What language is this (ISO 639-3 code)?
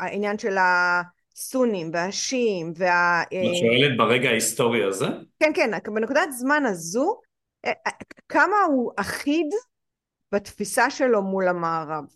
heb